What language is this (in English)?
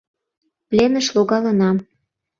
Mari